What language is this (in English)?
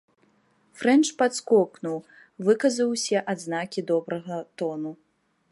Belarusian